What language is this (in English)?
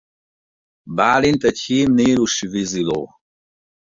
Hungarian